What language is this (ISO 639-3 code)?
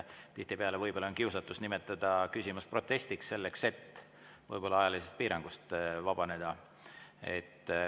est